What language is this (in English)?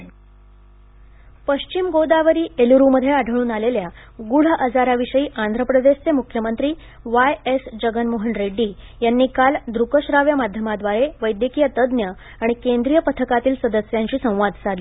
Marathi